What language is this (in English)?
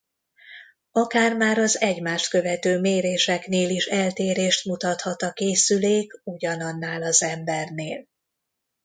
Hungarian